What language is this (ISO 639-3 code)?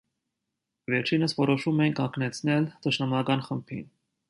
hye